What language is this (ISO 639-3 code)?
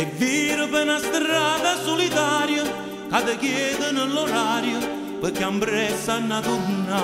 ron